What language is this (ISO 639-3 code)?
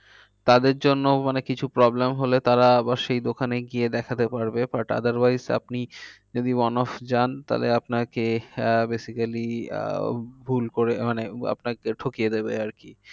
ben